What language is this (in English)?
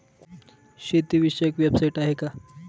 Marathi